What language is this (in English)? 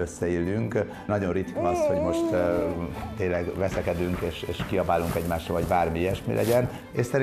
Hungarian